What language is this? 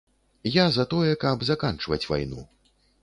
Belarusian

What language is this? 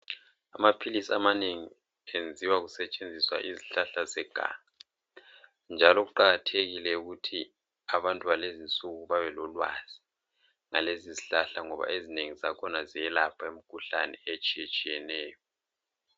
North Ndebele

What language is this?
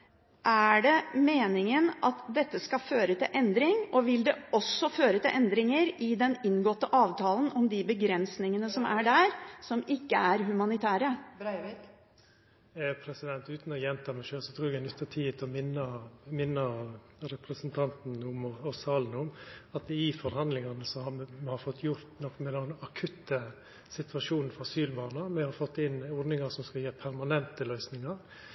Norwegian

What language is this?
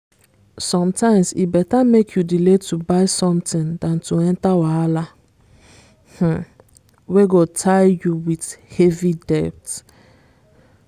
Nigerian Pidgin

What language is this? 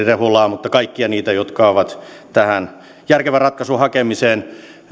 Finnish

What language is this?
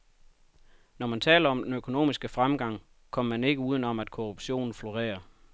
Danish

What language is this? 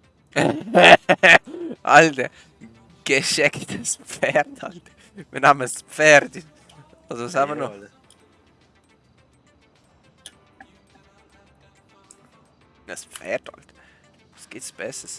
German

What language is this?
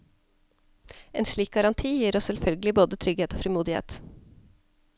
Norwegian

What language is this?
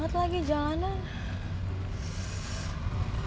Indonesian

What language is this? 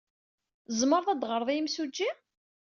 Kabyle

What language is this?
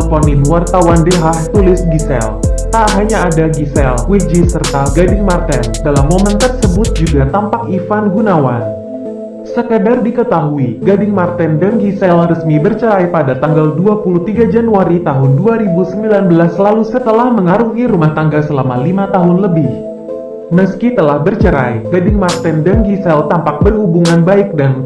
Indonesian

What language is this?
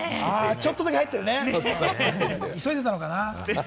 Japanese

